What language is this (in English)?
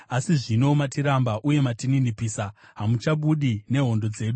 Shona